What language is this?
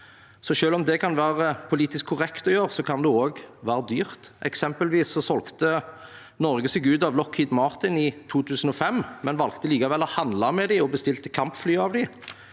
Norwegian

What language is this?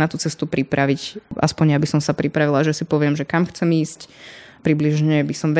Slovak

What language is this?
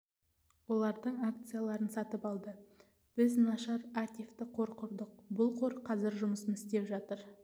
Kazakh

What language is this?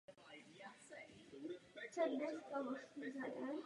Czech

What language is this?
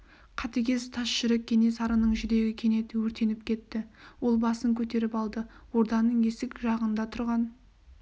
Kazakh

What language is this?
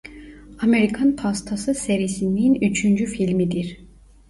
Turkish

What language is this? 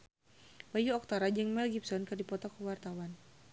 Sundanese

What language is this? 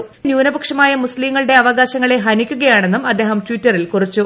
Malayalam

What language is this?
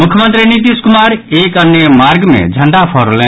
Maithili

